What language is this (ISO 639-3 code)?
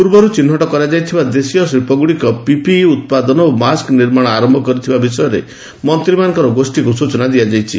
ori